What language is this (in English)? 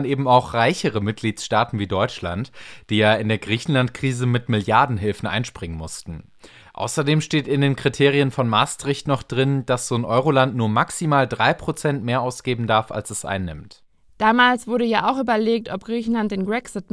German